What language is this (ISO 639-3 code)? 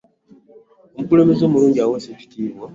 lug